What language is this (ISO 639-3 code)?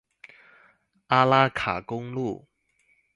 zho